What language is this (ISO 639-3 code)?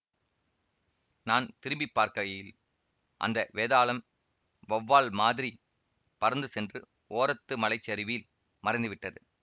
tam